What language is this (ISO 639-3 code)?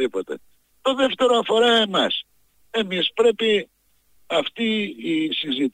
ell